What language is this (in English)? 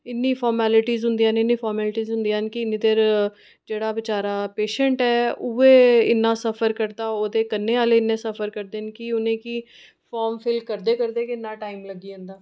Dogri